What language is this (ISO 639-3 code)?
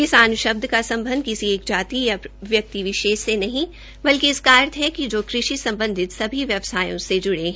hin